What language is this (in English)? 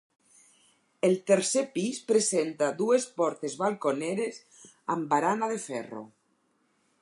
Catalan